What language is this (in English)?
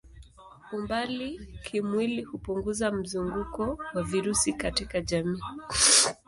Swahili